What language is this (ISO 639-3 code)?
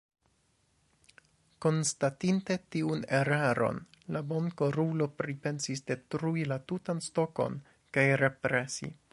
epo